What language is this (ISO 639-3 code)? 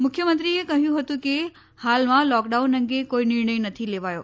guj